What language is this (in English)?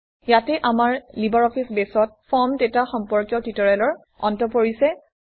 Assamese